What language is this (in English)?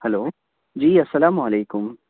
Urdu